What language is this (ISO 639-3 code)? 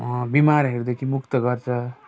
nep